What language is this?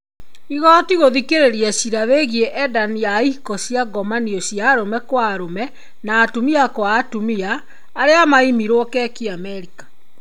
Kikuyu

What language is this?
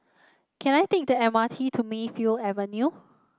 English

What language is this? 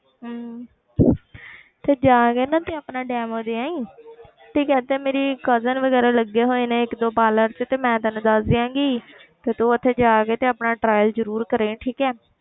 Punjabi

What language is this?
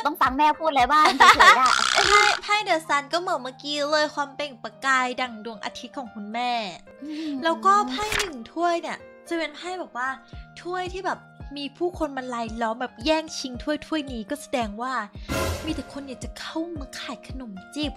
Thai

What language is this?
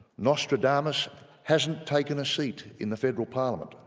English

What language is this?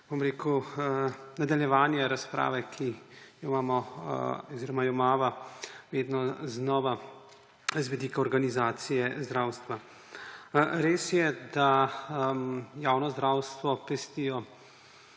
Slovenian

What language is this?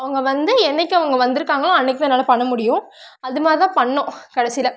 Tamil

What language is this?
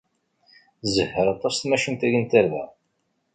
Kabyle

